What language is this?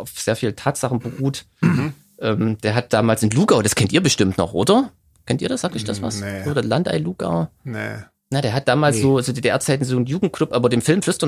German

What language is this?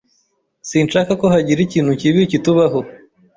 Kinyarwanda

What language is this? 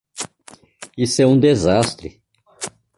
Portuguese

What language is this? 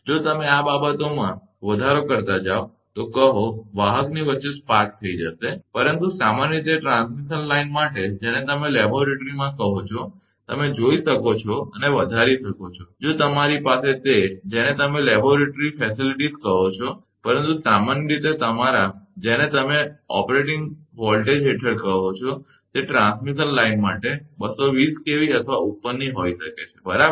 Gujarati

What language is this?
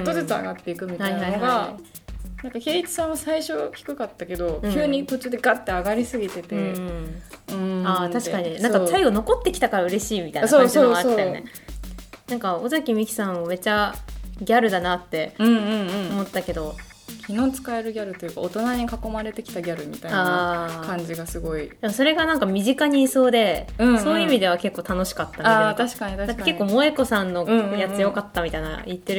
Japanese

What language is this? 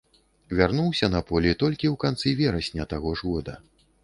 Belarusian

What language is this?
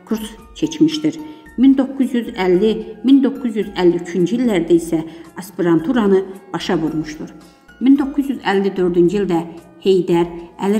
Dutch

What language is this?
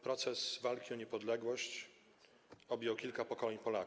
Polish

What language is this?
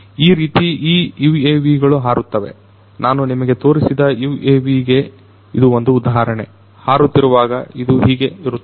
Kannada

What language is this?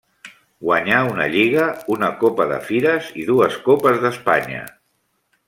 Catalan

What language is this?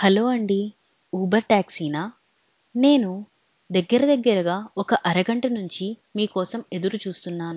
Telugu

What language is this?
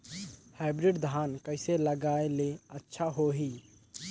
Chhattisgarhi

